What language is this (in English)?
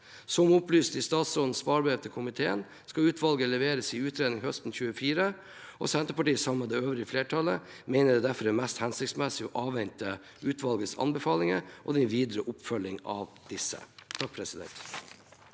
Norwegian